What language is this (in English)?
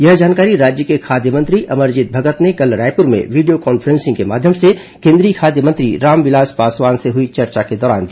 Hindi